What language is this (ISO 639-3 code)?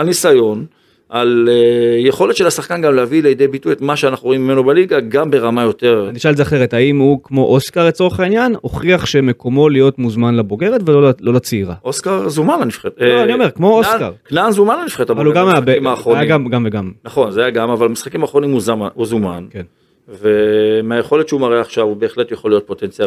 heb